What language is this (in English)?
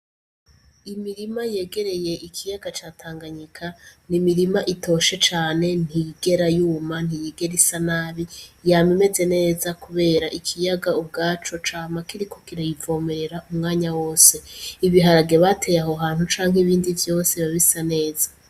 Rundi